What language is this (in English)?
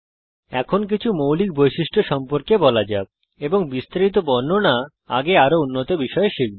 Bangla